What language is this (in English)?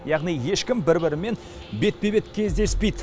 Kazakh